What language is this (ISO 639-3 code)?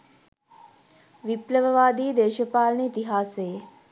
sin